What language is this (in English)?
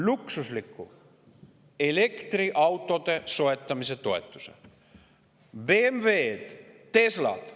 Estonian